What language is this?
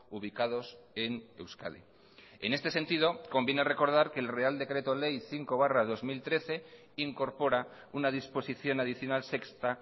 Spanish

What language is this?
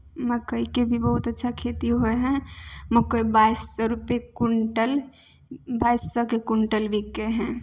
Maithili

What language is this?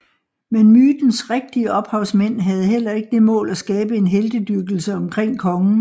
Danish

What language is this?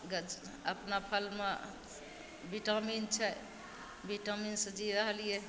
Maithili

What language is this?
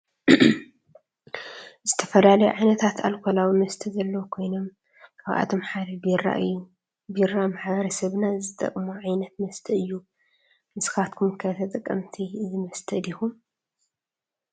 Tigrinya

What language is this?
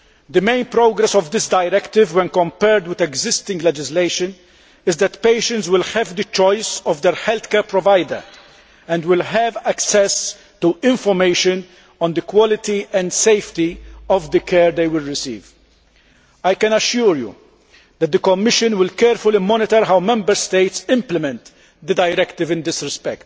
English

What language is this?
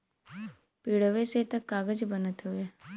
Bhojpuri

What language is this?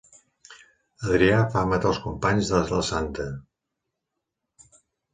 Catalan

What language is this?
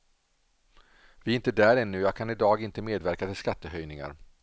Swedish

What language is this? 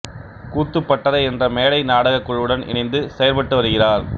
Tamil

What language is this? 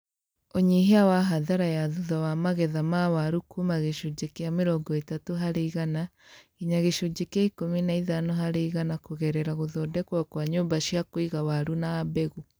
Kikuyu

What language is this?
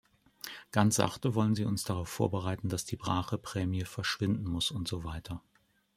German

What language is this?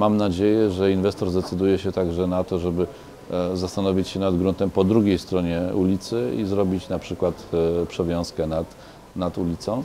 Polish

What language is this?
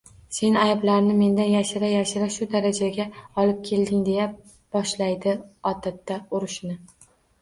Uzbek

